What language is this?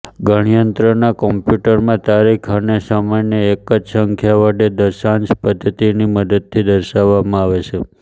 Gujarati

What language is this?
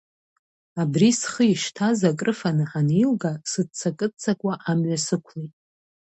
Abkhazian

